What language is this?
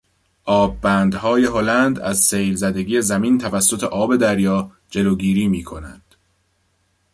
Persian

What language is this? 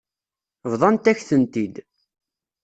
Kabyle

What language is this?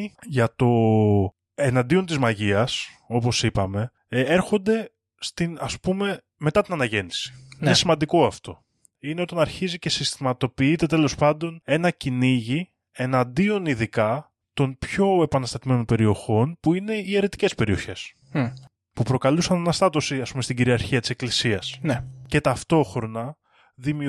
Greek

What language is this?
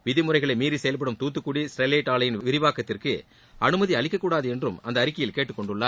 Tamil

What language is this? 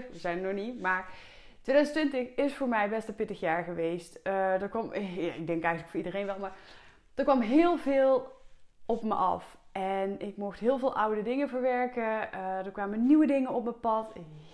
Dutch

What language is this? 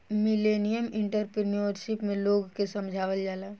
Bhojpuri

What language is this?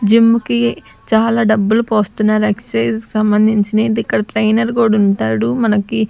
Telugu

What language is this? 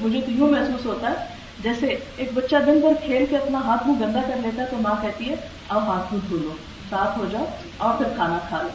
Urdu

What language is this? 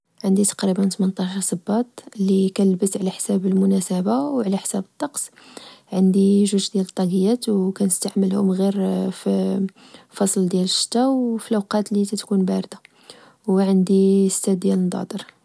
Moroccan Arabic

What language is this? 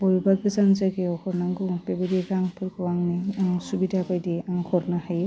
Bodo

